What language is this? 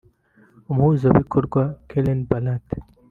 Kinyarwanda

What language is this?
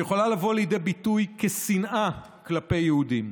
Hebrew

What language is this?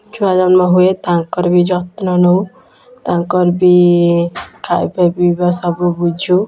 Odia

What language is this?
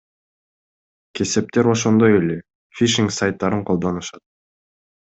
Kyrgyz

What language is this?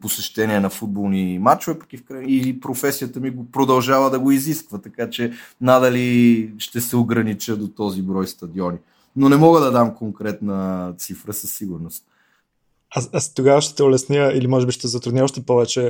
Bulgarian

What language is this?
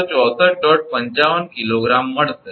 Gujarati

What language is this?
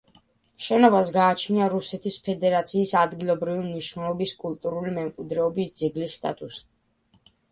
Georgian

